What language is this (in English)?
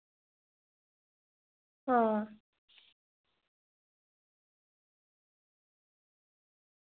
Dogri